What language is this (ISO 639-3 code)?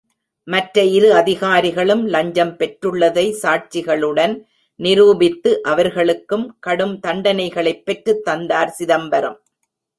tam